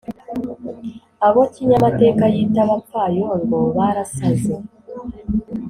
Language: Kinyarwanda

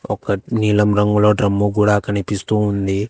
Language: Telugu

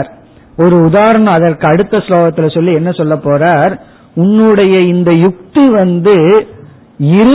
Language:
Tamil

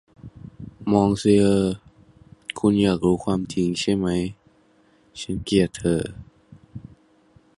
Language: Thai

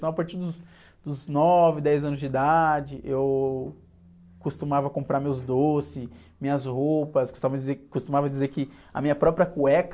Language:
Portuguese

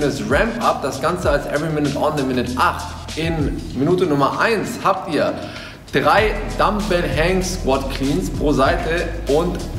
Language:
German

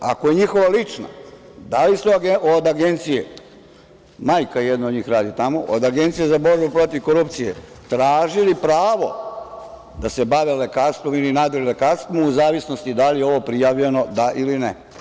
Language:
Serbian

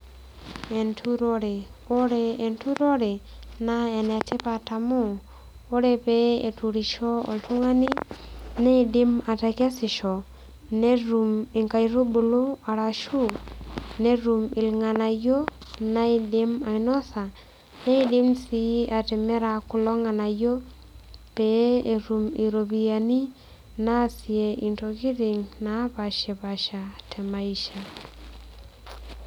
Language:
Masai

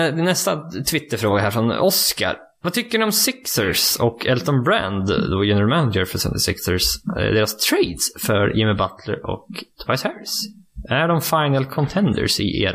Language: Swedish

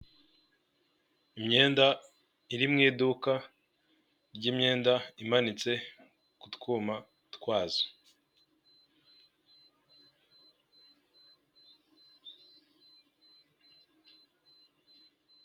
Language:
Kinyarwanda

